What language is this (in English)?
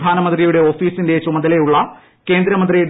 Malayalam